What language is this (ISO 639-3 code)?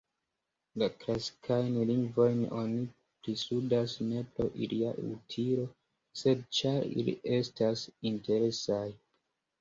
epo